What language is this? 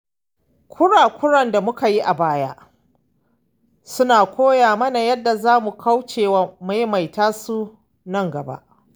Hausa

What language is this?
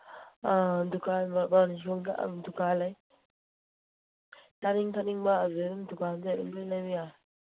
Manipuri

